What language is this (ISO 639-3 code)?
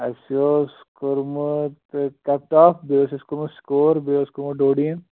kas